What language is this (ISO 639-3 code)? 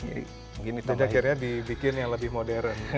ind